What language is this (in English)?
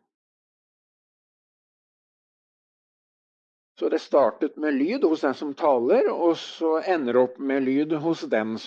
Norwegian